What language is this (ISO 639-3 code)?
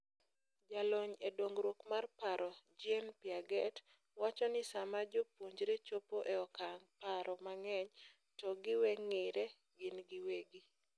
luo